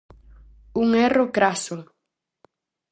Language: Galician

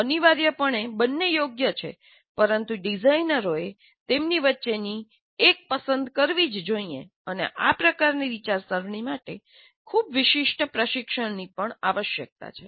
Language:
Gujarati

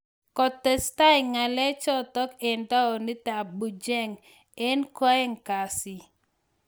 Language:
Kalenjin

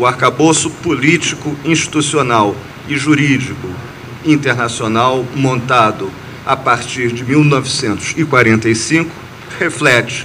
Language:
Portuguese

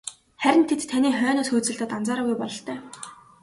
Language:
Mongolian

